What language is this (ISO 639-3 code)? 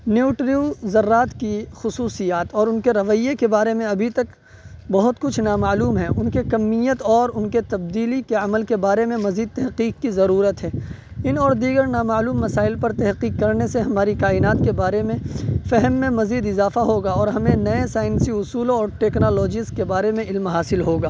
urd